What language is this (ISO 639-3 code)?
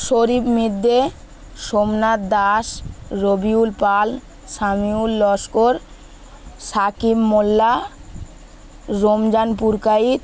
ben